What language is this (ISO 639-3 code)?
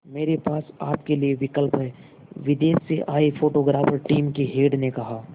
hin